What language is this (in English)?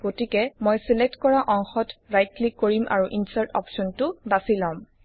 Assamese